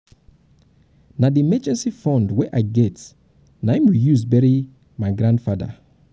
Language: Nigerian Pidgin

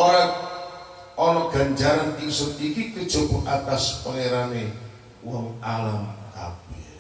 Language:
Indonesian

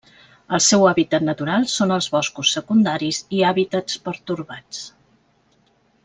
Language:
Catalan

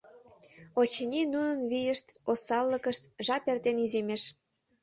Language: Mari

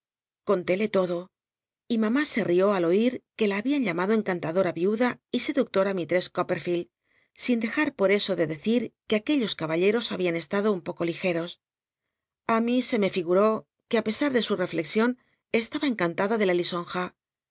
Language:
Spanish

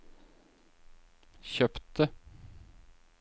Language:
Norwegian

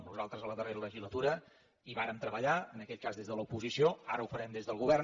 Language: Catalan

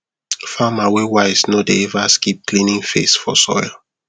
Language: Nigerian Pidgin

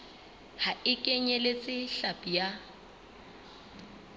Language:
Southern Sotho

